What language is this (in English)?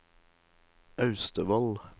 Norwegian